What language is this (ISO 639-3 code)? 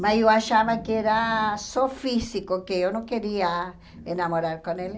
por